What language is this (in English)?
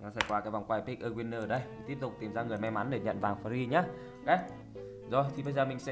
Vietnamese